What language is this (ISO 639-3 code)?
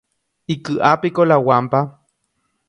grn